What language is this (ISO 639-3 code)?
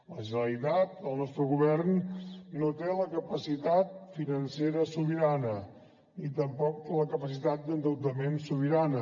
cat